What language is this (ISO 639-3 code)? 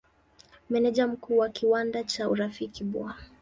swa